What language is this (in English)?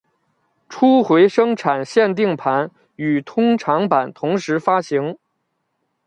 Chinese